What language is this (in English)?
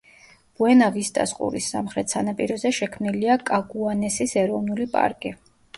Georgian